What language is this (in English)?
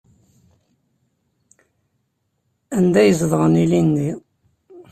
Kabyle